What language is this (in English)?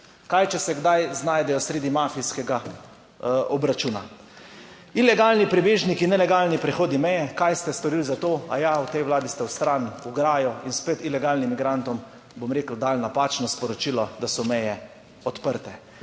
Slovenian